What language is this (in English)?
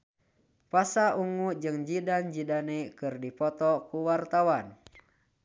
Sundanese